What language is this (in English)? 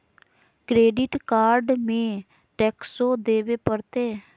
Magahi